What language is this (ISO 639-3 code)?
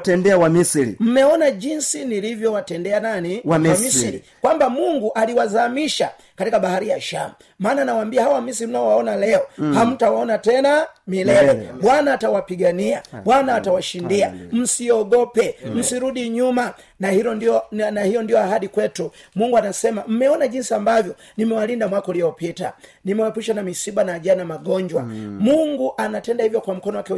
swa